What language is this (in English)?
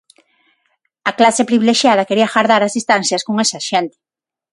Galician